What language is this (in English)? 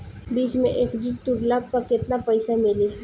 Bhojpuri